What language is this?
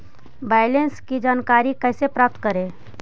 Magahi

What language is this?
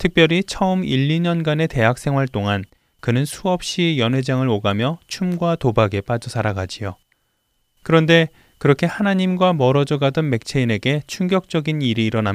Korean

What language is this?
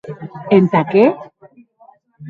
Occitan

